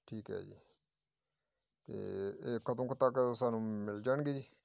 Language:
Punjabi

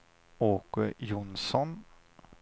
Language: Swedish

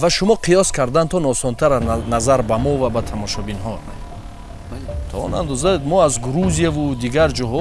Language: Tajik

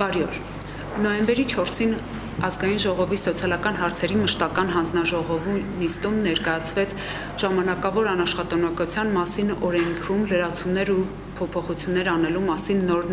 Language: Romanian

